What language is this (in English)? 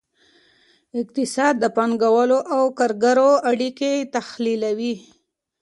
Pashto